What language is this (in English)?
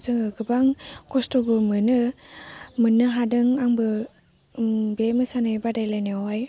Bodo